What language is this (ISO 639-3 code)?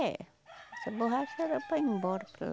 por